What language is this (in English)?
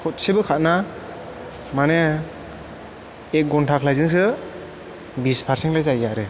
Bodo